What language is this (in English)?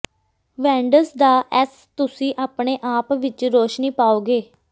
Punjabi